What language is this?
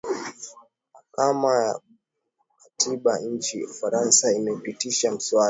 Swahili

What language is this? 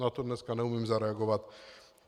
Czech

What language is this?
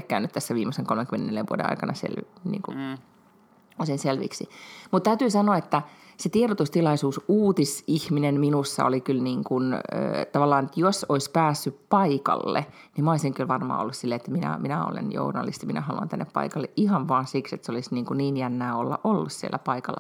Finnish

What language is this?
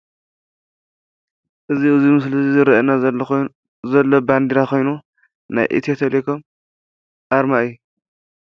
Tigrinya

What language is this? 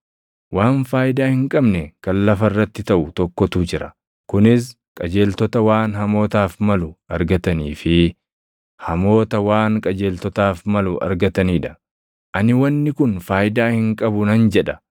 Oromo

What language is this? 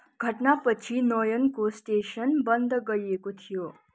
Nepali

